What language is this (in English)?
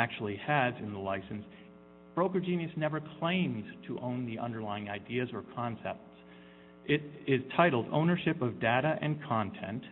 English